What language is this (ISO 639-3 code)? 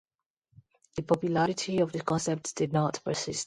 eng